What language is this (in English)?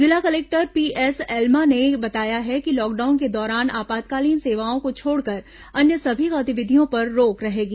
Hindi